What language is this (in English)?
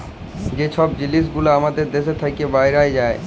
Bangla